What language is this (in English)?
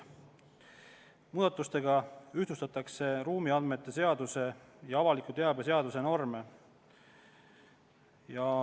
Estonian